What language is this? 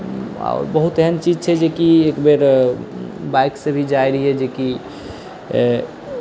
Maithili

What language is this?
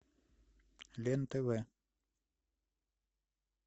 Russian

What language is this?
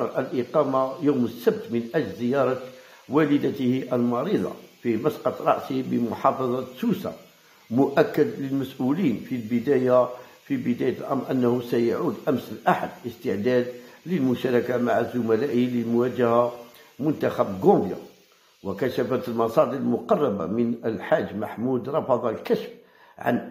Arabic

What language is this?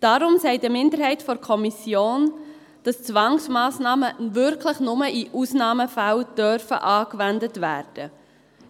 Swiss German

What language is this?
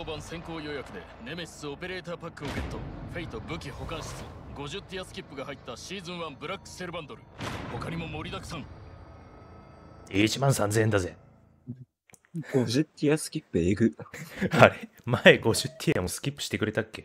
Japanese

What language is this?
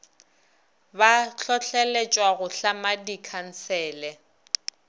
Northern Sotho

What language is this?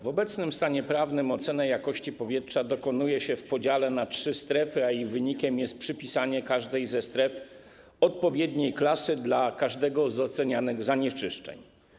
Polish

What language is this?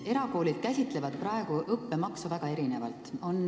Estonian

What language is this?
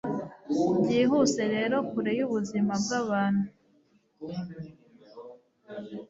Kinyarwanda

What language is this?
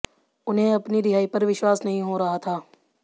Hindi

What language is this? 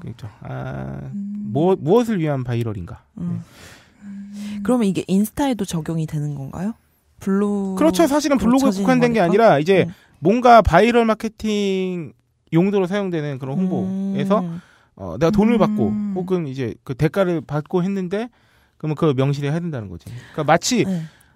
Korean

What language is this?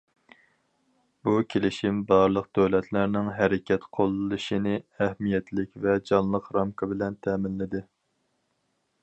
Uyghur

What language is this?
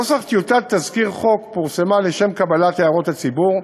Hebrew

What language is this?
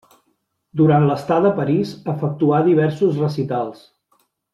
Catalan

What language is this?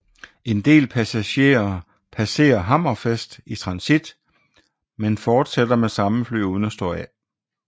Danish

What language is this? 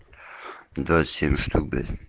Russian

